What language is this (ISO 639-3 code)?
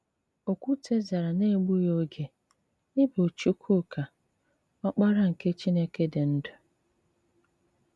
ibo